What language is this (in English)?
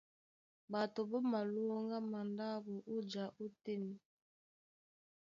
Duala